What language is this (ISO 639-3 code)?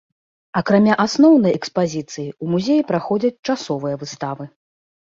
bel